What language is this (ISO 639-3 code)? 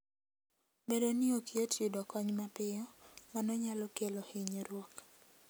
luo